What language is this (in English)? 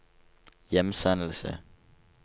Norwegian